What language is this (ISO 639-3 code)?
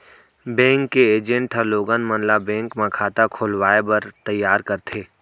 hne